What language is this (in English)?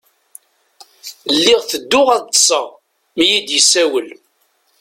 Kabyle